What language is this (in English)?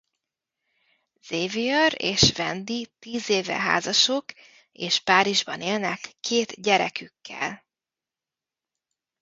Hungarian